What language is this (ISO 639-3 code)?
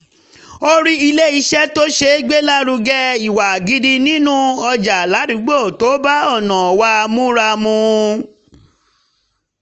yor